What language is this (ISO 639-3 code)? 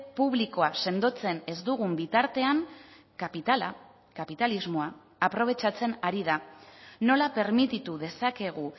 eus